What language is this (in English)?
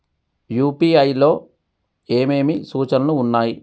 Telugu